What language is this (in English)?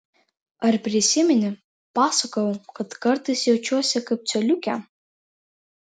Lithuanian